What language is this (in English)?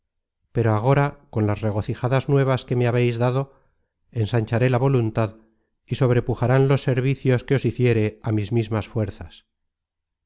Spanish